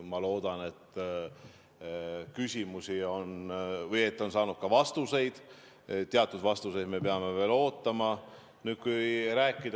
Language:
Estonian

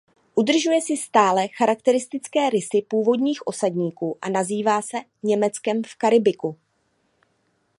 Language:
Czech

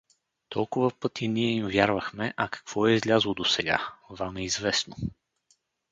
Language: Bulgarian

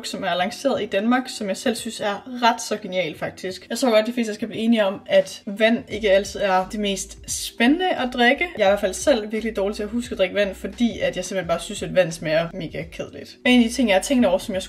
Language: Danish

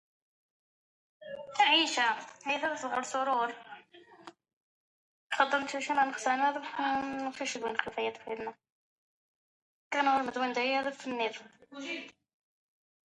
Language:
French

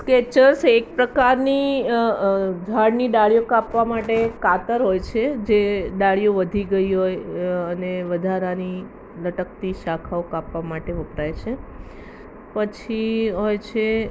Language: Gujarati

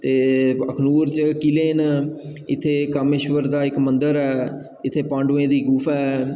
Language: Dogri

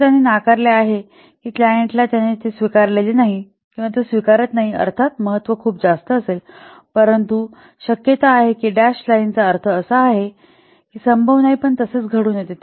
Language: Marathi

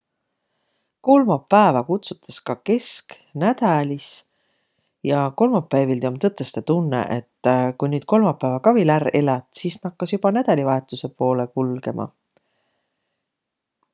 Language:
Võro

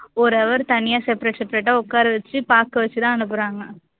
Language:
Tamil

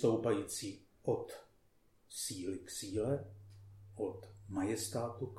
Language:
Czech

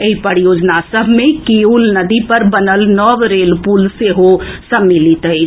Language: Maithili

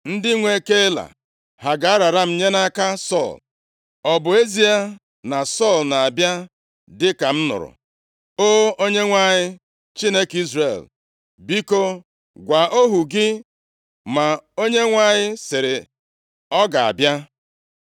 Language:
Igbo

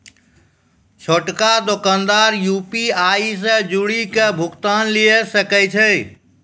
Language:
Maithili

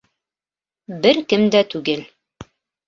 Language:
Bashkir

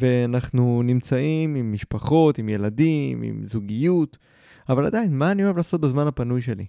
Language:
Hebrew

